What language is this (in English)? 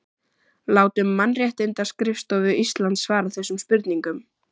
Icelandic